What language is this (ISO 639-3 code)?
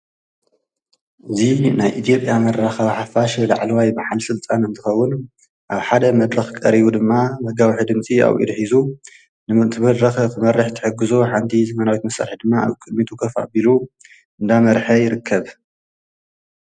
tir